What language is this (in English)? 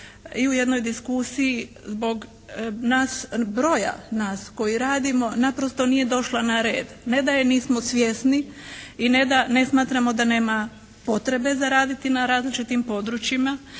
Croatian